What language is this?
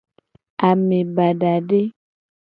Gen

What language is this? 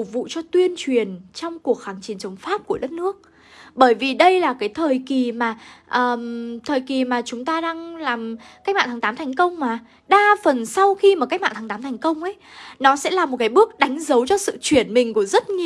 Vietnamese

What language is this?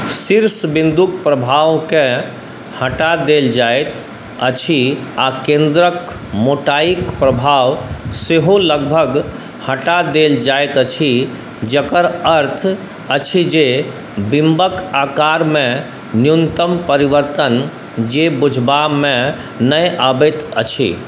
Maithili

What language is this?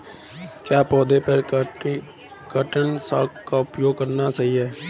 Hindi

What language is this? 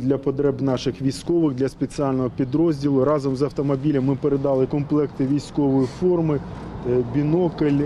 Ukrainian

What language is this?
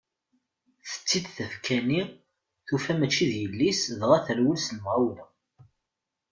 Kabyle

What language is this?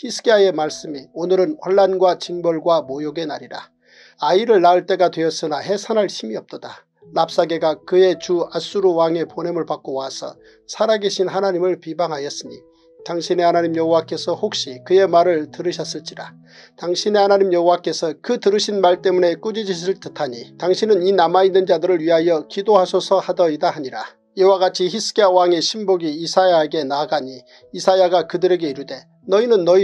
Korean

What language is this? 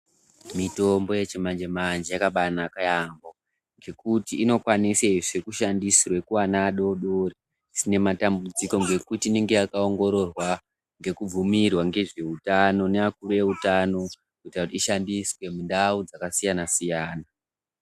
Ndau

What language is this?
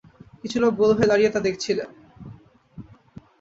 Bangla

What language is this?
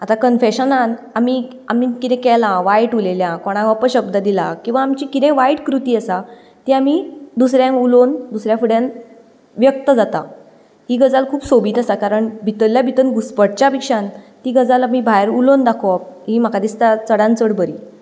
Konkani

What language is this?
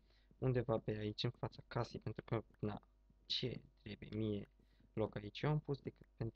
Romanian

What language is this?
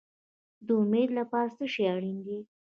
Pashto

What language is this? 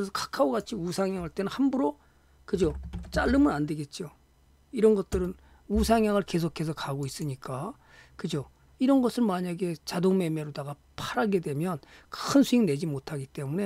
Korean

